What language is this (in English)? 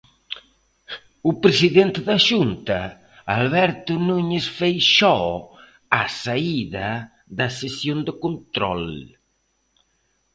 Galician